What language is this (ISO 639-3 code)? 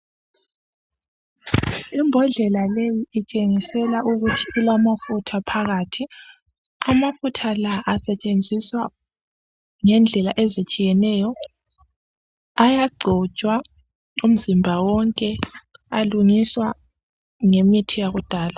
nde